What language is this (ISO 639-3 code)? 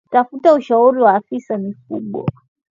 swa